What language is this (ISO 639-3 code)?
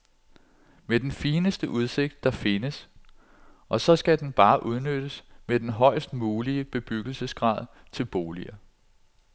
dan